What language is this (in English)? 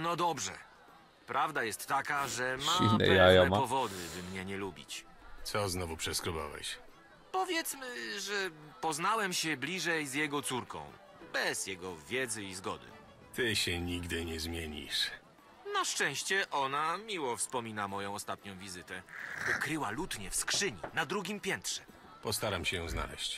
Polish